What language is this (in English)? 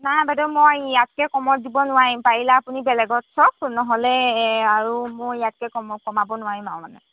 Assamese